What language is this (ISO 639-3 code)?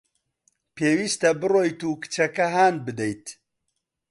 ckb